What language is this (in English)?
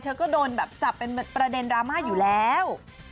Thai